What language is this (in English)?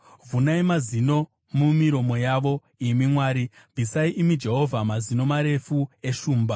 Shona